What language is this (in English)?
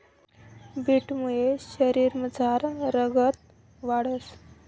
Marathi